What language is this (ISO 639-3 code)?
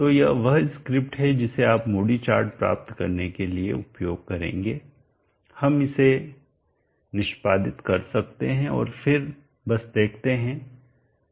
hin